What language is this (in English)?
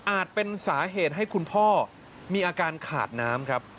Thai